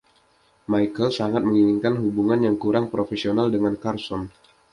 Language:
Indonesian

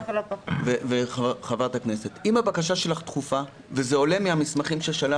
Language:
Hebrew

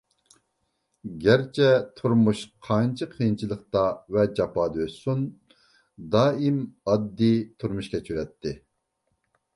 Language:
Uyghur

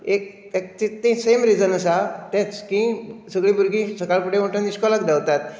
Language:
Konkani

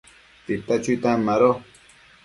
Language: Matsés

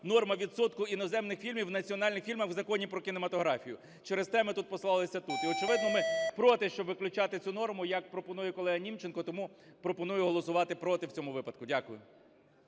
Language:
Ukrainian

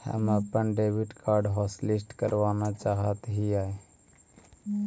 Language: Magahi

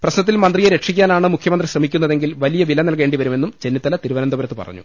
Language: Malayalam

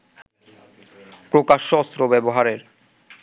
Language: Bangla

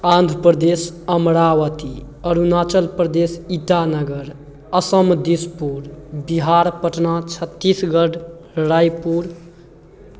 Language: Maithili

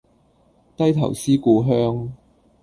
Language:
Cantonese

